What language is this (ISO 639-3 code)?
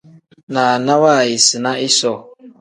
kdh